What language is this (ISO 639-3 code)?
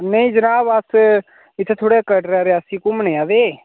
doi